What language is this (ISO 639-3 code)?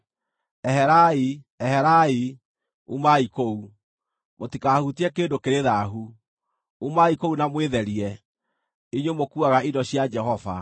kik